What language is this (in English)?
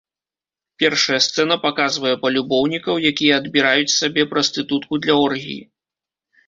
Belarusian